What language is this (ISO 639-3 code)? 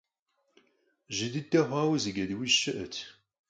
kbd